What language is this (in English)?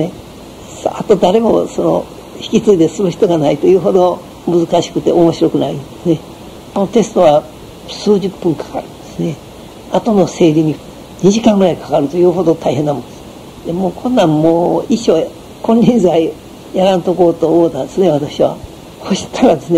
Japanese